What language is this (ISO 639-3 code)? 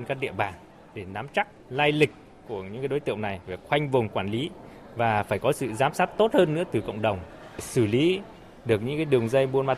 vie